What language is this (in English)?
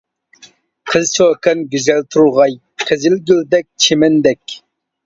Uyghur